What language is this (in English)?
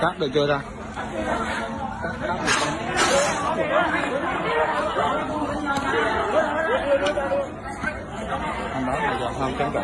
Vietnamese